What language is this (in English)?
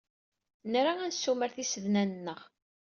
Kabyle